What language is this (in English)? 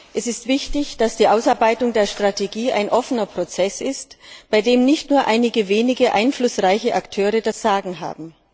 German